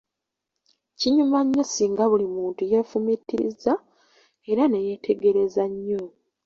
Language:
Ganda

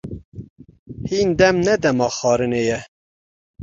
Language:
Kurdish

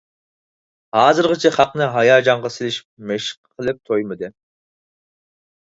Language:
Uyghur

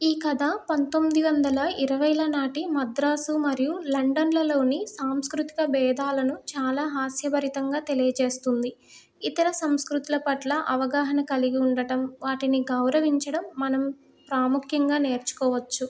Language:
Telugu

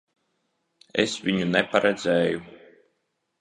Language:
Latvian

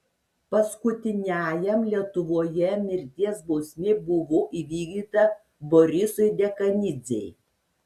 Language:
Lithuanian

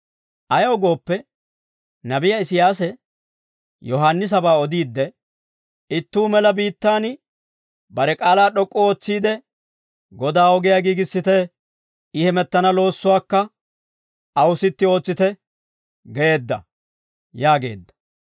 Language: Dawro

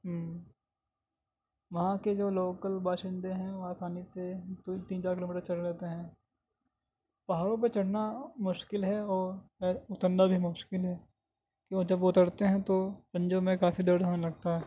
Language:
Urdu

